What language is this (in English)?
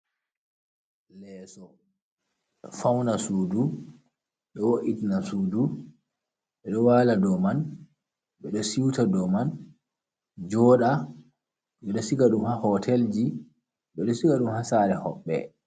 Fula